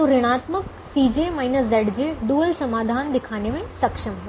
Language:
Hindi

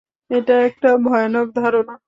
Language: Bangla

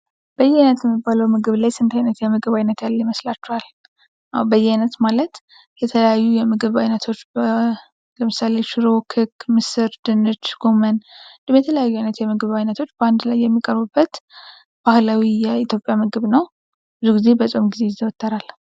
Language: Amharic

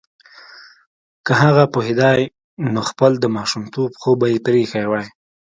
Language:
Pashto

